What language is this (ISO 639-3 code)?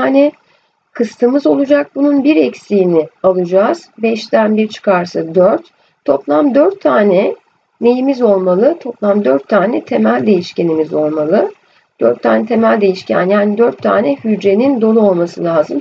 tur